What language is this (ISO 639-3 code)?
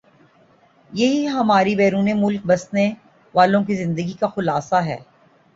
urd